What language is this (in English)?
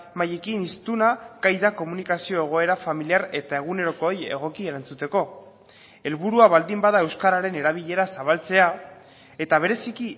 Basque